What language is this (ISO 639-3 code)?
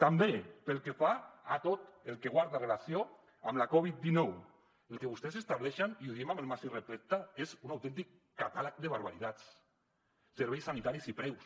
cat